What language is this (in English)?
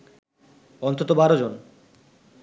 Bangla